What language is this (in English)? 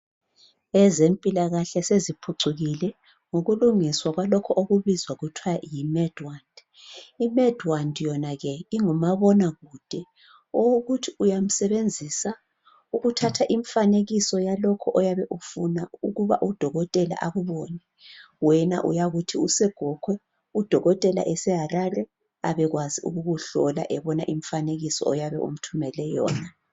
North Ndebele